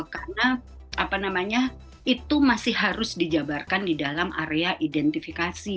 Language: Indonesian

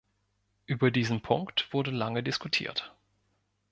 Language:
German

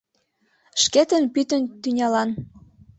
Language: Mari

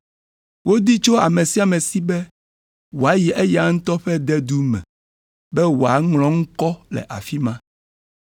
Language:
Ewe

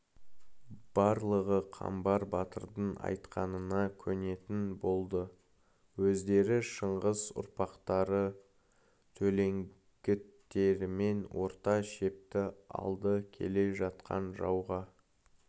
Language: Kazakh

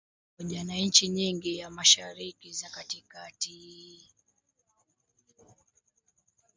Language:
Swahili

